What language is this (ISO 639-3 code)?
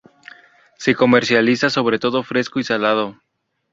spa